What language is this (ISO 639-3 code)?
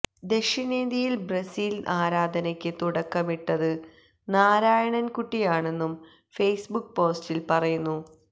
mal